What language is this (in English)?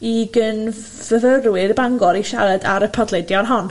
Welsh